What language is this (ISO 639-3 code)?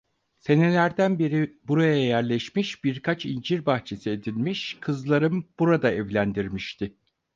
tur